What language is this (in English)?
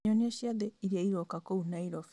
Kikuyu